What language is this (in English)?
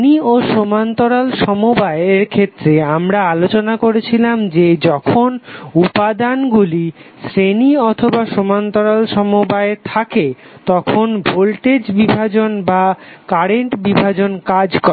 Bangla